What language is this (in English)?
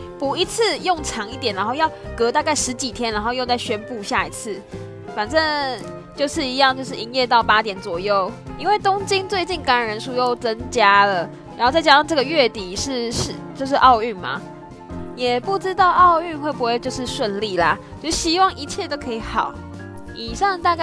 Chinese